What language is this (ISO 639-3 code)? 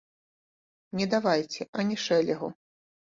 bel